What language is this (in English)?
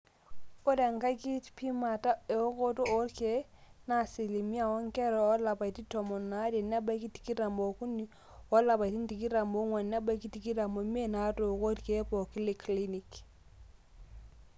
Masai